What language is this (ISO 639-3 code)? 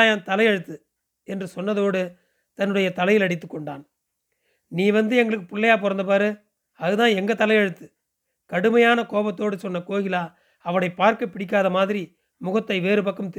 tam